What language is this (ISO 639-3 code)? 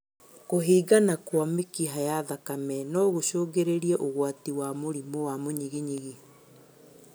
kik